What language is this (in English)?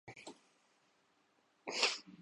Urdu